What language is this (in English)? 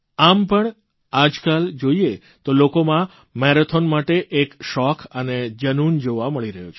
Gujarati